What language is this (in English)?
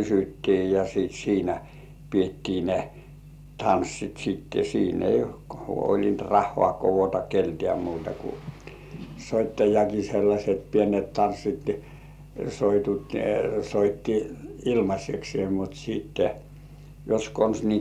Finnish